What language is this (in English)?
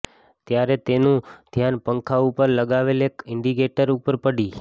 Gujarati